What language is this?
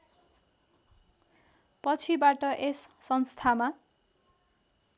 Nepali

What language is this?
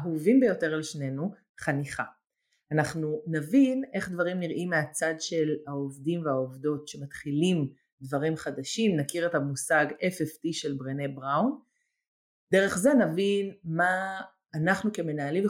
Hebrew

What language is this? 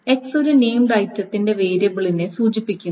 Malayalam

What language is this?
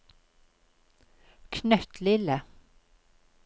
Norwegian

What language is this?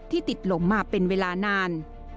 Thai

